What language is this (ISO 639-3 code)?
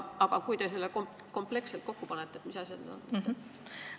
est